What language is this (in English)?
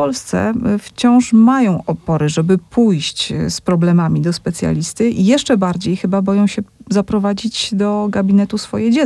Polish